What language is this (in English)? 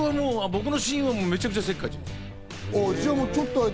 Japanese